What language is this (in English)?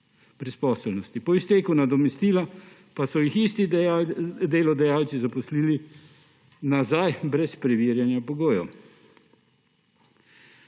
Slovenian